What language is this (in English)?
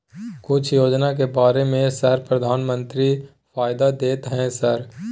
Maithili